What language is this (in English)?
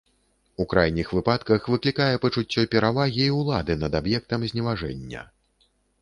Belarusian